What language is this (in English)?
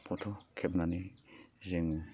Bodo